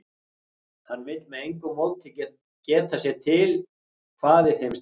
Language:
Icelandic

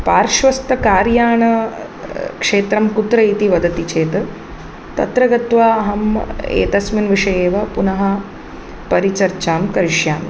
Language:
Sanskrit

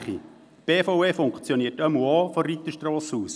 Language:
Swiss German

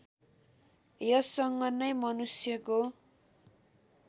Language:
Nepali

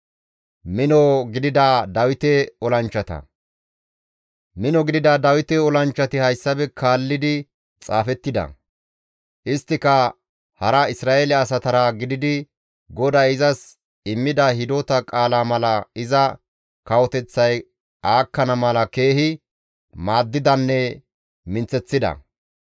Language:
Gamo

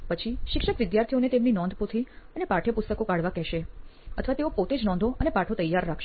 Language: Gujarati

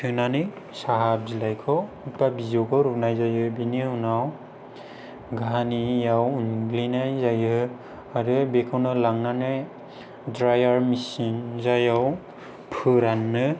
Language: Bodo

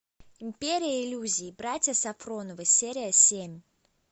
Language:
Russian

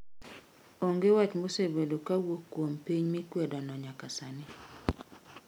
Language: Luo (Kenya and Tanzania)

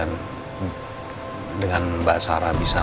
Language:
Indonesian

